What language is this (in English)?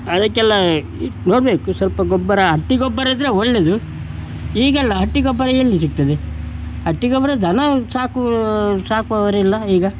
Kannada